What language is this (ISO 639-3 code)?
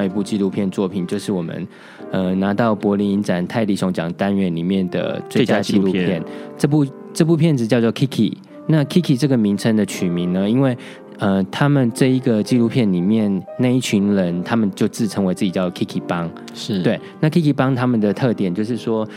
zho